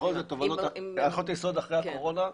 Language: Hebrew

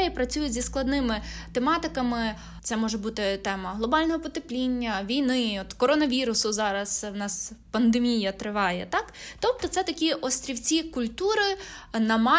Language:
Ukrainian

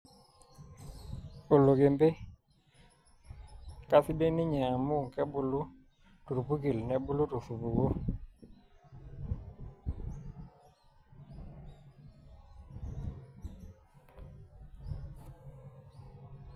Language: Masai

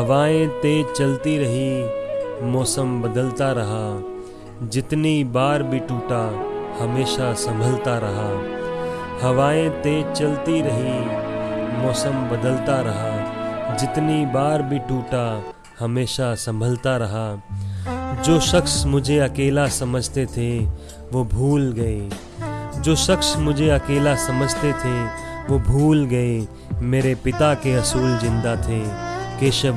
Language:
Hindi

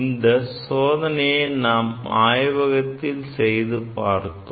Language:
Tamil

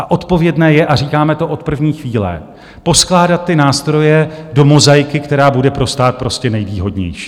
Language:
Czech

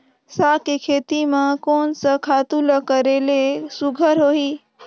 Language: Chhattisgarhi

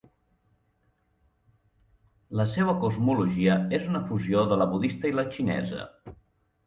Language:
Catalan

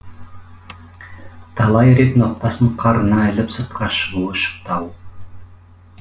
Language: Kazakh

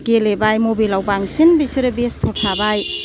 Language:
Bodo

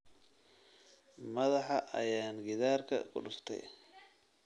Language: Somali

